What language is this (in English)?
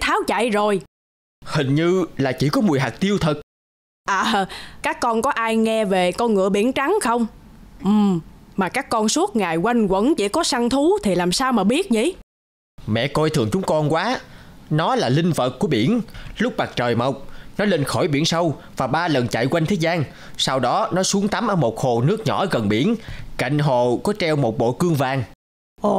Vietnamese